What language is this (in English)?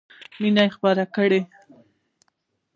Pashto